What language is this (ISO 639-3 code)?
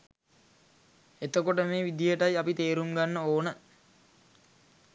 sin